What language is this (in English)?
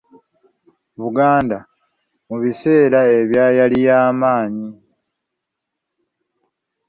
Ganda